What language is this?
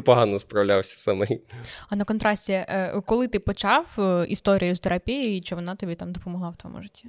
Ukrainian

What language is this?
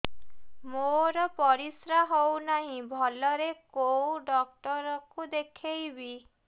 Odia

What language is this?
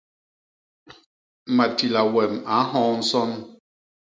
Basaa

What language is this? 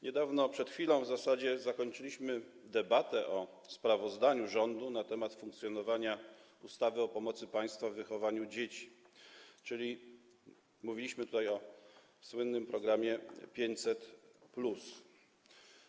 Polish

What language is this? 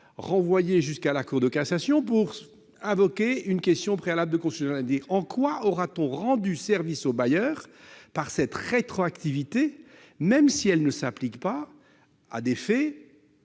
French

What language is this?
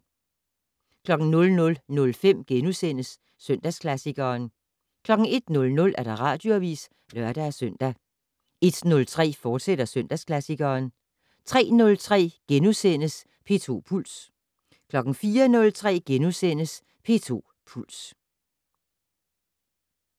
Danish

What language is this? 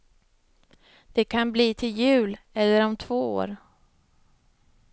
Swedish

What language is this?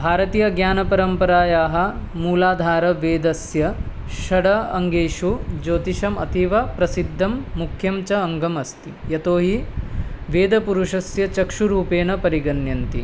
Sanskrit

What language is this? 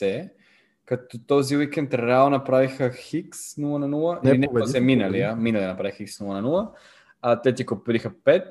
Bulgarian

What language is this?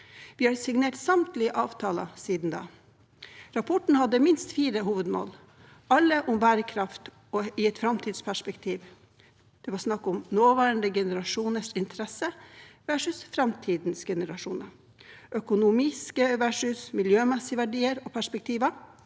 Norwegian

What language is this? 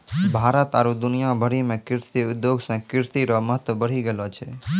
Maithili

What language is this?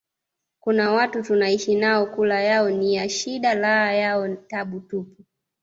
Swahili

